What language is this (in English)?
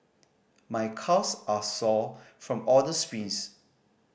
English